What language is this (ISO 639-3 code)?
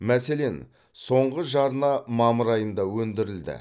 kaz